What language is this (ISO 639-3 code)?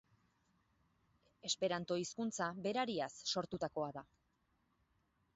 eus